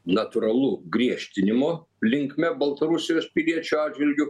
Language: Lithuanian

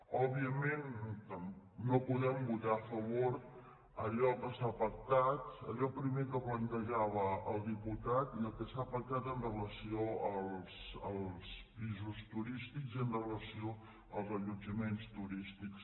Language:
Catalan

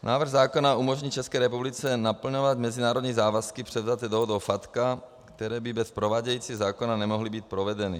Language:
Czech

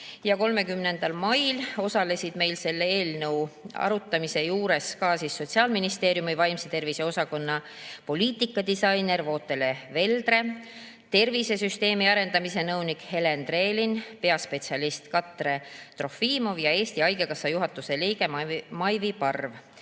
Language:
Estonian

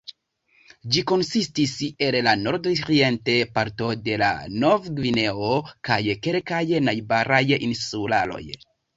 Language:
Esperanto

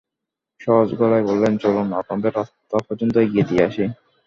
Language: Bangla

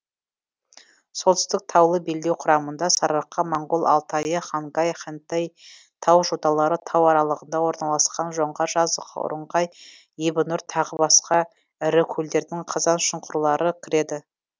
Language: Kazakh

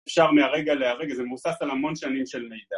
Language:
Hebrew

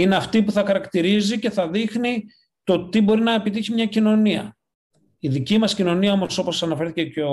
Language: Greek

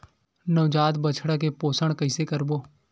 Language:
Chhattisgarhi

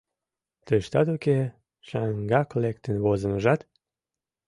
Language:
Mari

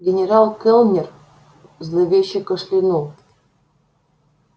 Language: Russian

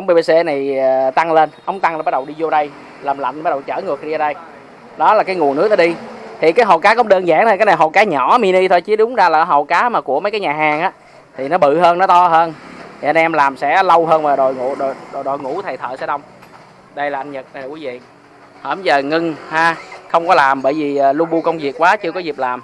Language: Vietnamese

